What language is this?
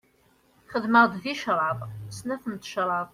Kabyle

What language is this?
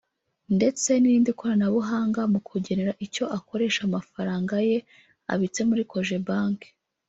Kinyarwanda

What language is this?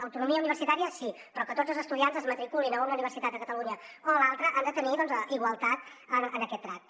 Catalan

